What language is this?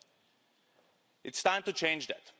English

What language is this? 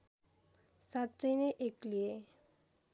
Nepali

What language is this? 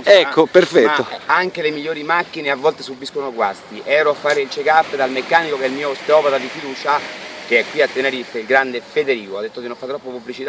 Italian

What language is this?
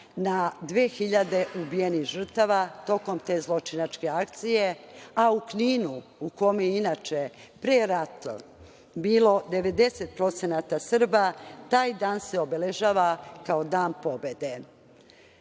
Serbian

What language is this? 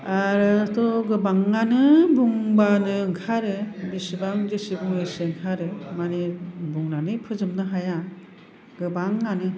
Bodo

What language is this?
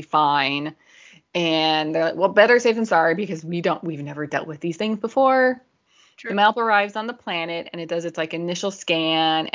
English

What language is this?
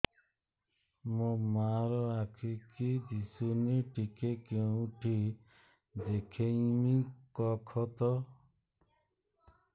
Odia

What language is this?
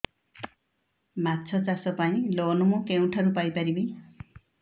Odia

